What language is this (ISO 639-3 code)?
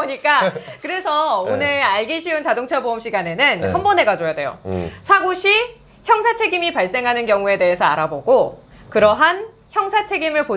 kor